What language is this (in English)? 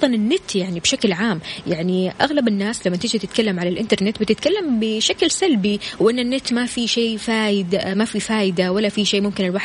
Arabic